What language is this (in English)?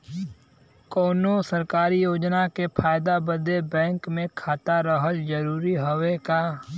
Bhojpuri